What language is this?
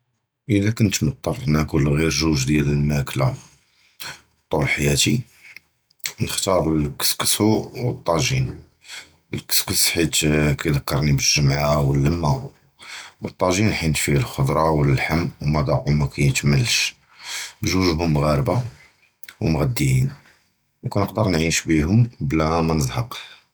Judeo-Arabic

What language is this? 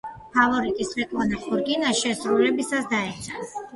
Georgian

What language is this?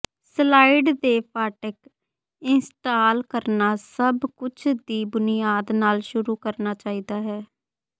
Punjabi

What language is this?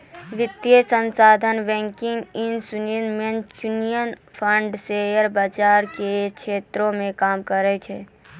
Maithili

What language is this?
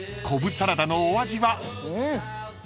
Japanese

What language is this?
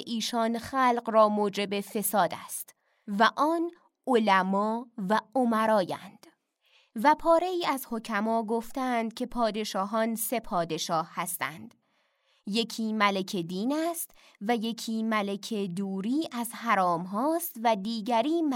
Persian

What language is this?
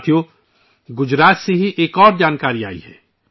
Urdu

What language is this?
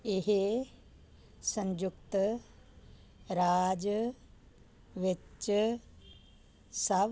Punjabi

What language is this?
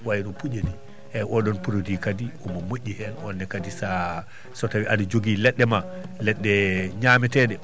Fula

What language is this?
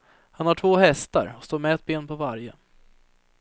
Swedish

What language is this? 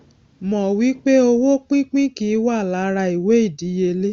Yoruba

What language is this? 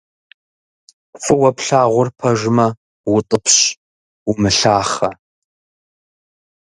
Kabardian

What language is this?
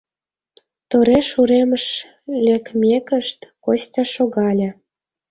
Mari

